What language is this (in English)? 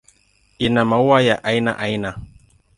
Swahili